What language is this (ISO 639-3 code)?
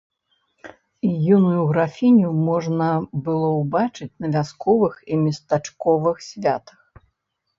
bel